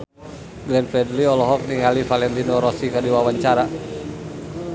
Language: Sundanese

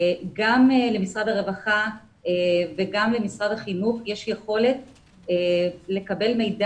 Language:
Hebrew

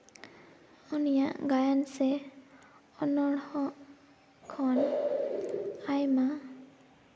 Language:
Santali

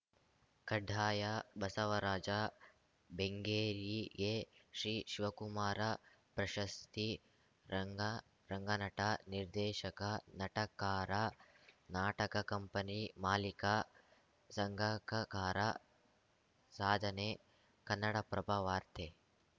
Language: Kannada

